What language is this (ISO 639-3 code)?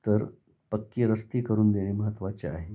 mar